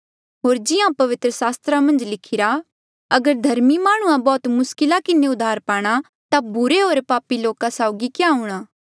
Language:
Mandeali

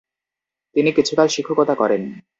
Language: Bangla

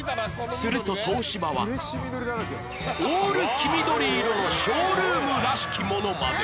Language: Japanese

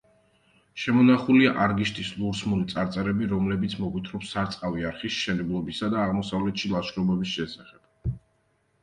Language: Georgian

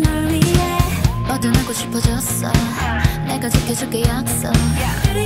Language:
Korean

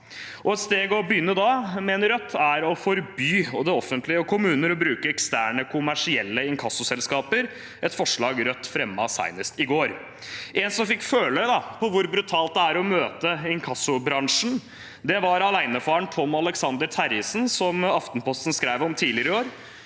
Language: Norwegian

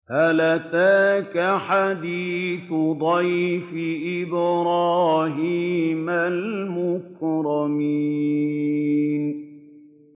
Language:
Arabic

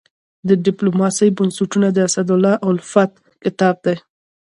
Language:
Pashto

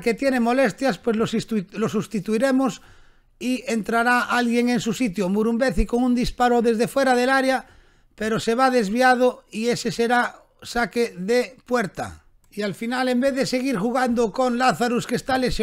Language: Spanish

